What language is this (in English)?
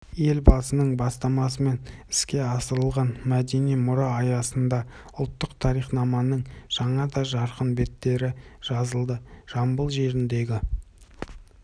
Kazakh